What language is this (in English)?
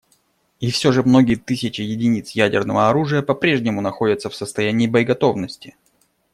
Russian